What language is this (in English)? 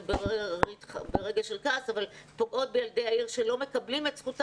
Hebrew